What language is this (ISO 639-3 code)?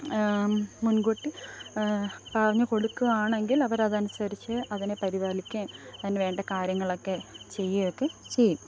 mal